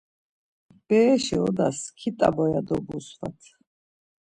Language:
Laz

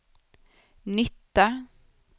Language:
Swedish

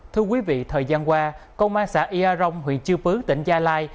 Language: Vietnamese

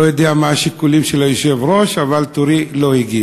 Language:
Hebrew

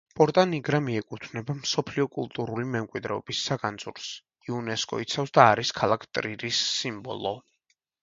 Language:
Georgian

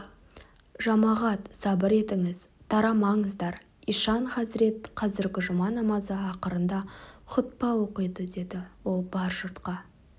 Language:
Kazakh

